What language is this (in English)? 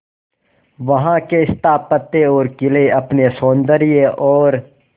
Hindi